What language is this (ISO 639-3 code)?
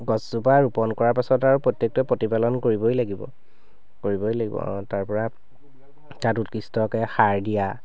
asm